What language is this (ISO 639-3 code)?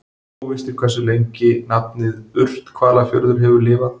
isl